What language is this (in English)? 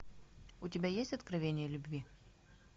Russian